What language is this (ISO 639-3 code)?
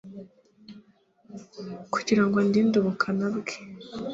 kin